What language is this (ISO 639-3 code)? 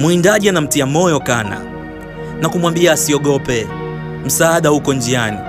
swa